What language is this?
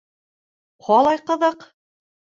Bashkir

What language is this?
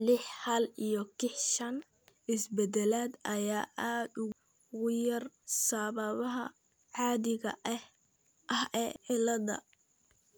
Somali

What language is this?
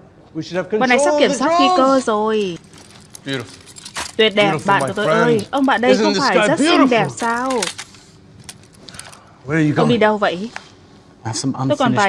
Vietnamese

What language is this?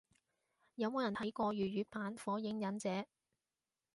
Cantonese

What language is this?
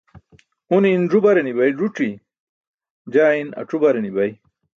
Burushaski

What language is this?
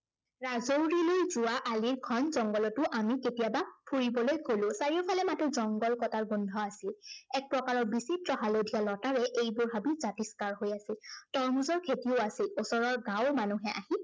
Assamese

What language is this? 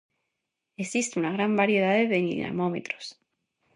Galician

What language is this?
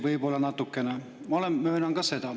Estonian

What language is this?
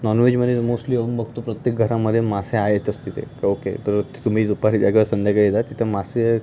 Marathi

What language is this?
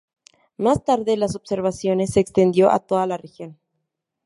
Spanish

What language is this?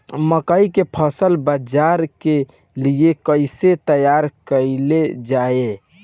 Bhojpuri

